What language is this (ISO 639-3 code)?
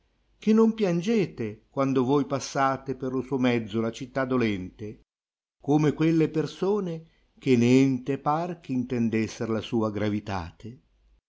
ita